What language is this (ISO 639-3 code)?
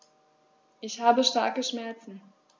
deu